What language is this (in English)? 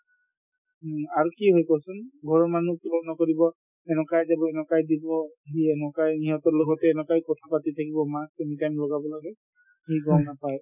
Assamese